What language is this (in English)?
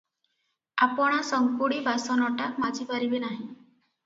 Odia